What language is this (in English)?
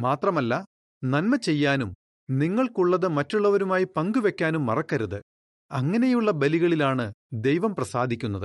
Malayalam